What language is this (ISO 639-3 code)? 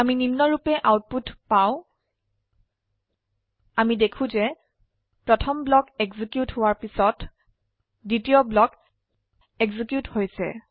asm